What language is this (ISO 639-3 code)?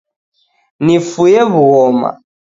dav